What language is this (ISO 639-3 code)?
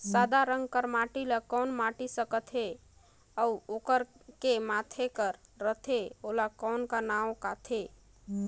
hne